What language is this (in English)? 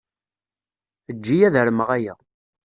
Kabyle